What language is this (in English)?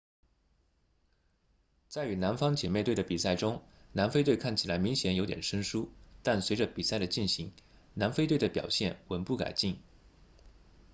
Chinese